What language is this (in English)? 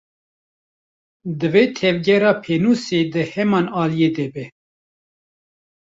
Kurdish